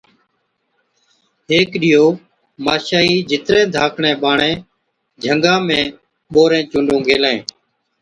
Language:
Od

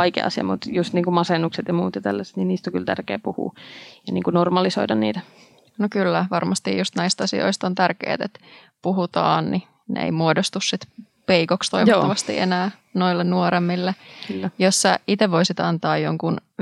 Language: Finnish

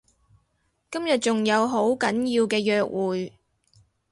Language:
Cantonese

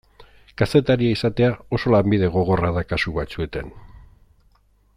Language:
Basque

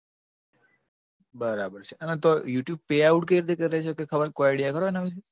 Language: Gujarati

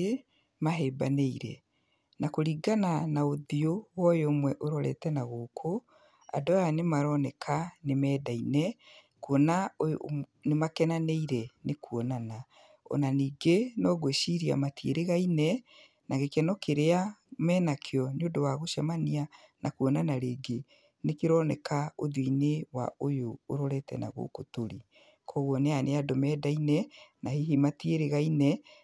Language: Kikuyu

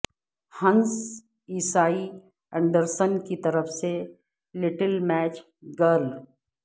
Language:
Urdu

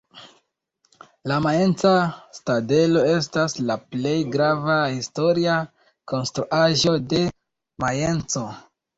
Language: Esperanto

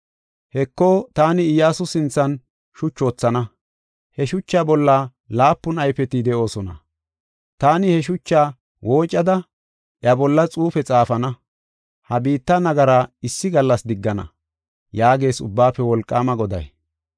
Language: Gofa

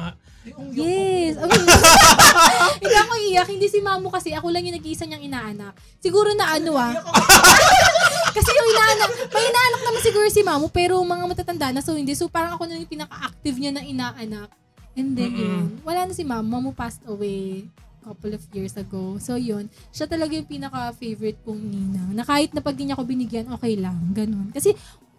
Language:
Filipino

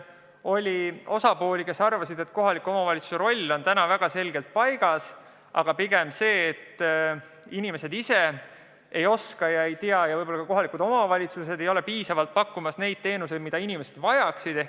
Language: Estonian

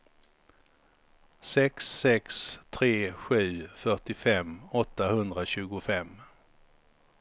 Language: Swedish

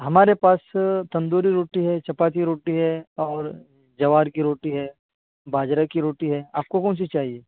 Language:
Urdu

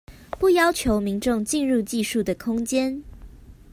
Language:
Chinese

